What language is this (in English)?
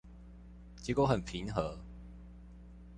Chinese